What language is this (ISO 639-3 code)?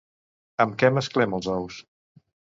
cat